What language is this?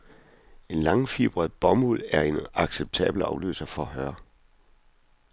Danish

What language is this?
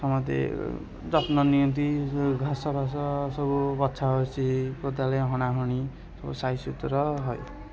Odia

